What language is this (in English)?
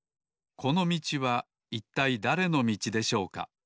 Japanese